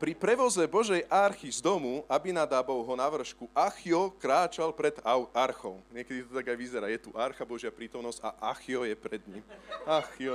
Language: Slovak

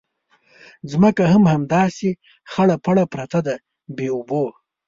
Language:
Pashto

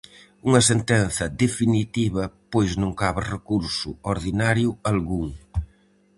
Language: Galician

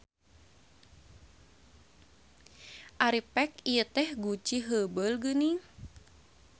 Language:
Sundanese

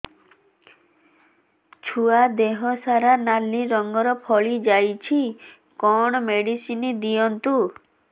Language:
Odia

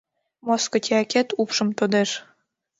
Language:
Mari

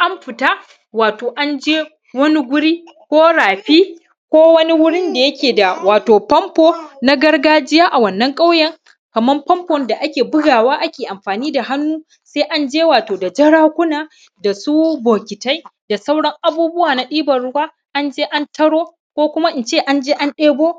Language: Hausa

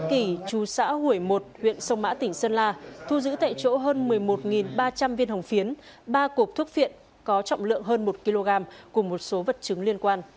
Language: Vietnamese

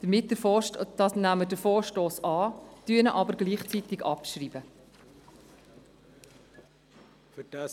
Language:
Swiss German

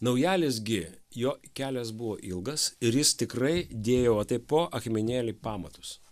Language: Lithuanian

